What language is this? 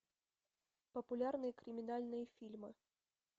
Russian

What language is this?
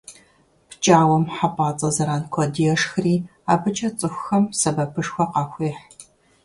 Kabardian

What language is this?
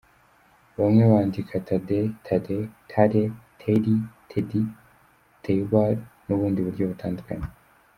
Kinyarwanda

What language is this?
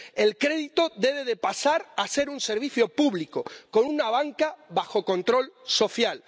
Spanish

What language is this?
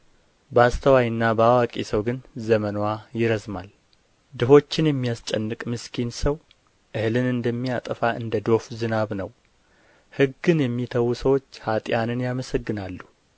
Amharic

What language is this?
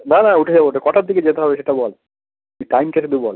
Bangla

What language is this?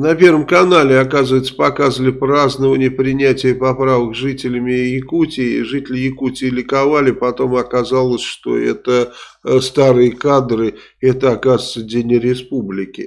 Russian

